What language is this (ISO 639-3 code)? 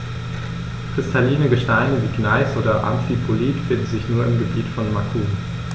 deu